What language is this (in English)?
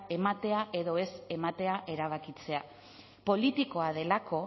Basque